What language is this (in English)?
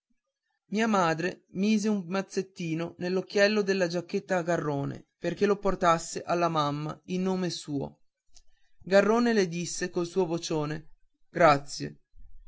Italian